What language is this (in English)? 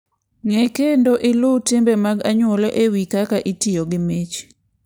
Luo (Kenya and Tanzania)